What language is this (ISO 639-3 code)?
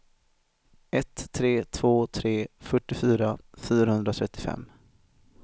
swe